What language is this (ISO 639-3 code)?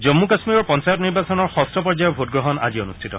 asm